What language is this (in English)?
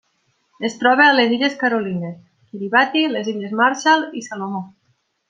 Catalan